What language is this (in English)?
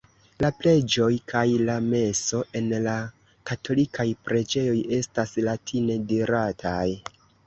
Esperanto